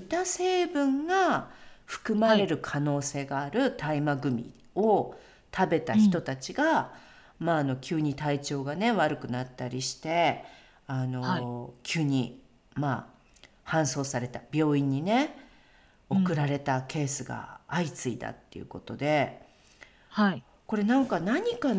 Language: Japanese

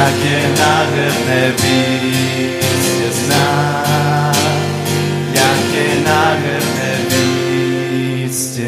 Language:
Czech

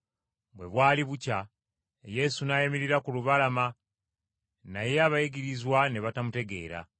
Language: Ganda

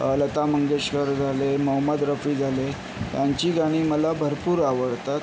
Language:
Marathi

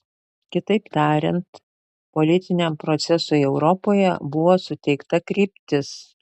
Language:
Lithuanian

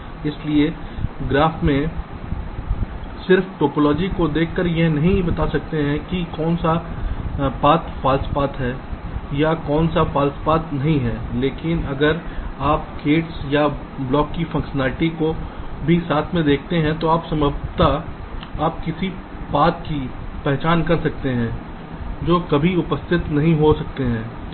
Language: Hindi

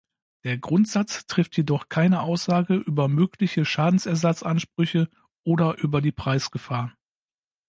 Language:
German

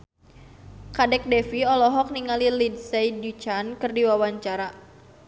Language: Sundanese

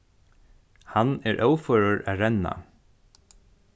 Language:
Faroese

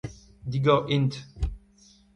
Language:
Breton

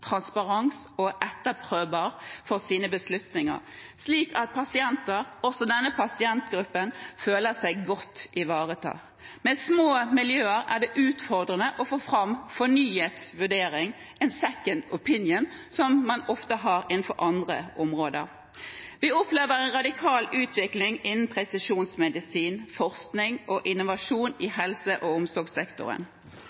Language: Norwegian Bokmål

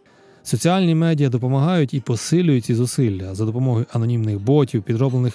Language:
Ukrainian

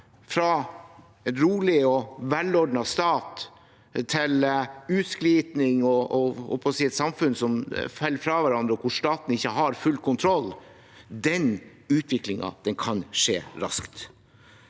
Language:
Norwegian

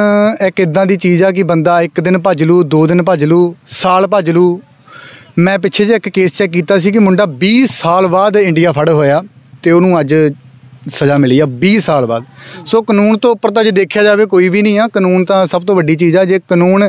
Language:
Punjabi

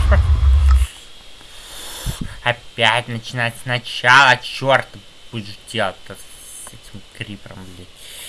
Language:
Russian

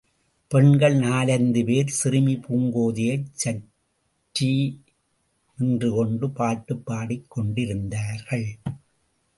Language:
Tamil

